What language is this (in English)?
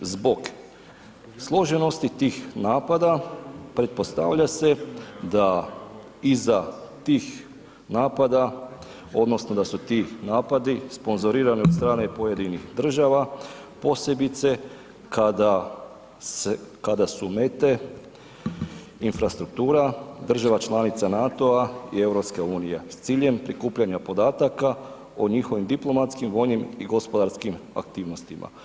Croatian